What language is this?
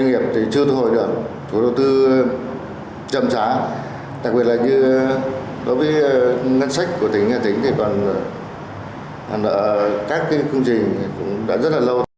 Vietnamese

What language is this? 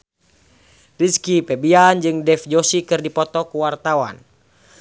Sundanese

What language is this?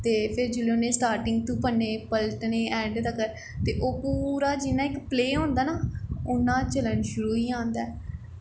Dogri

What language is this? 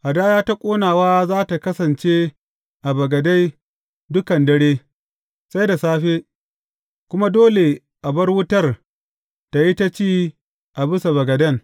Hausa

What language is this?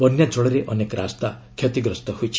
Odia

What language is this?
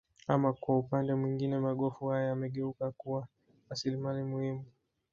Swahili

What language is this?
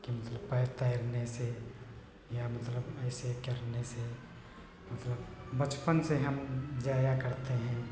Hindi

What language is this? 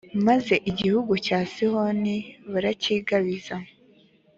Kinyarwanda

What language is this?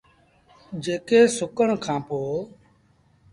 Sindhi Bhil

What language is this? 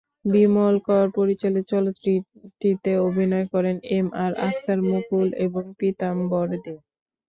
Bangla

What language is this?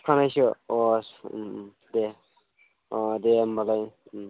Bodo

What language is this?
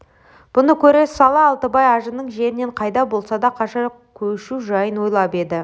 Kazakh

